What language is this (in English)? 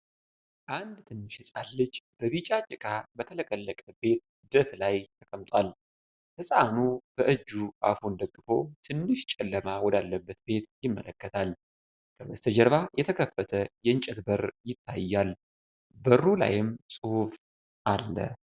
Amharic